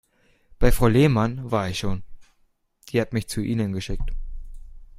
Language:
German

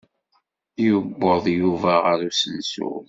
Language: Kabyle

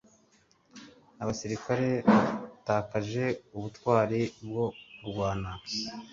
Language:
Kinyarwanda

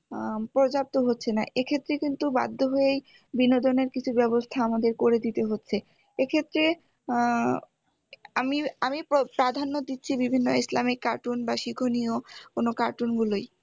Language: Bangla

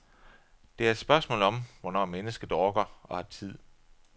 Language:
Danish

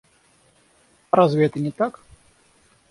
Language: Russian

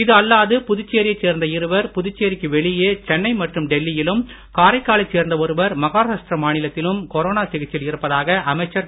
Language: Tamil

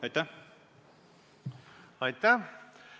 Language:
Estonian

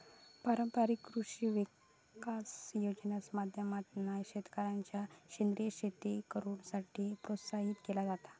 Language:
Marathi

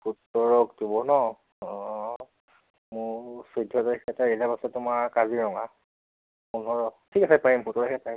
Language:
Assamese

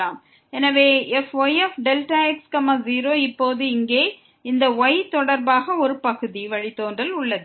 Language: Tamil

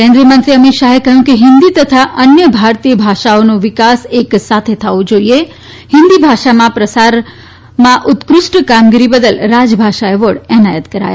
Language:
Gujarati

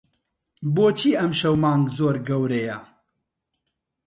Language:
Central Kurdish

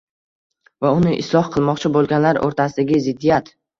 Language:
Uzbek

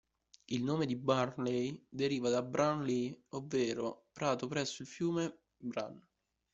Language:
Italian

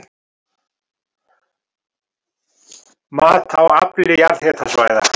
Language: Icelandic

